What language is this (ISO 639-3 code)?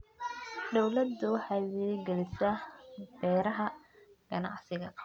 som